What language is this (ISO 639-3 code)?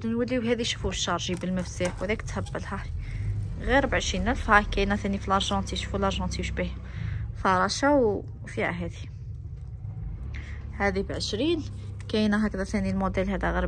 ara